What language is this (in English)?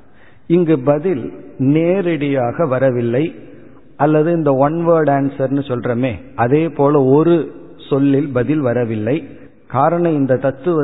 Tamil